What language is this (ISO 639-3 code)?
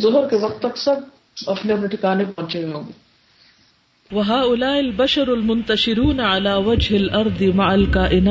urd